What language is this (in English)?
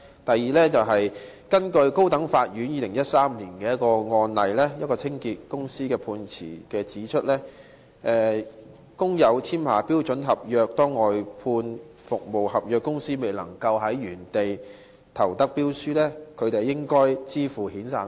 Cantonese